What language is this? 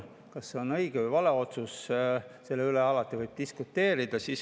Estonian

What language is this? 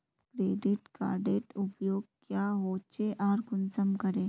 Magahi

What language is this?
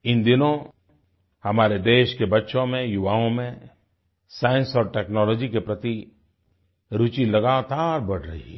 Hindi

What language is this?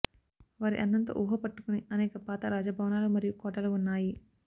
Telugu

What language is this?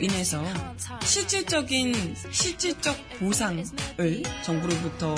Korean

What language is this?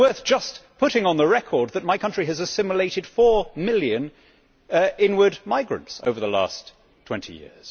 English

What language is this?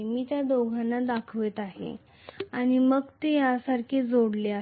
Marathi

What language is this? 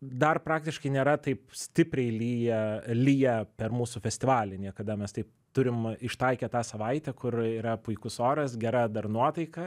Lithuanian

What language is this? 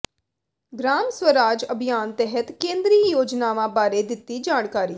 Punjabi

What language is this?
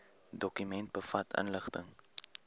Afrikaans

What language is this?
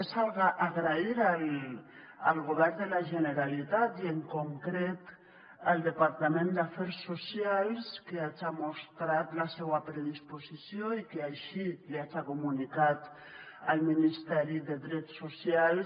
Catalan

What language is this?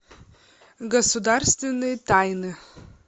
Russian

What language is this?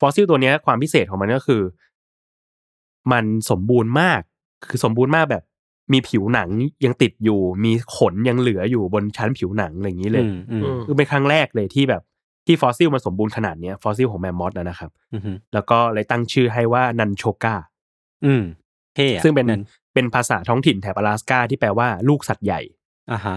Thai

